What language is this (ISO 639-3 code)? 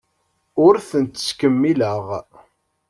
kab